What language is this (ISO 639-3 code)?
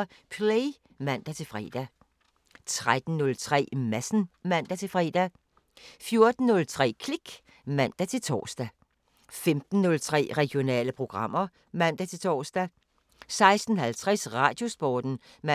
dan